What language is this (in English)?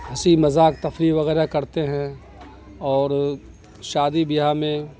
Urdu